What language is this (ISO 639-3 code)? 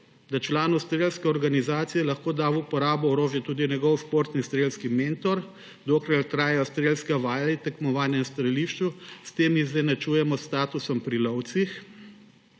slv